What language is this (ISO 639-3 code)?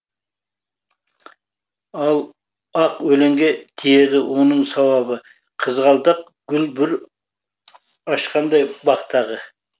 kaz